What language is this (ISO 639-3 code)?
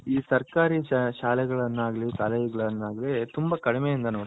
kan